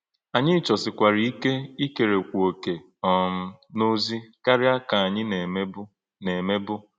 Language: Igbo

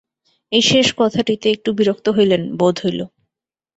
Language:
Bangla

